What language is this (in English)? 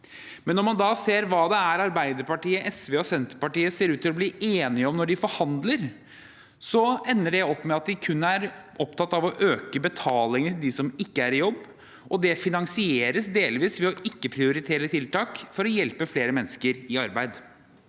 Norwegian